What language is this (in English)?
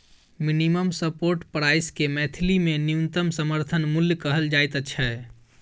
Maithili